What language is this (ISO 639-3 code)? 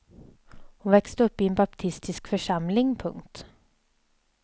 swe